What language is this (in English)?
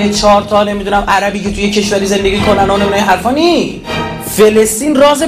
Persian